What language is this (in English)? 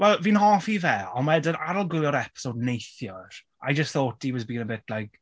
Welsh